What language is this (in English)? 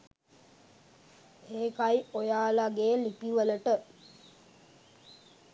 Sinhala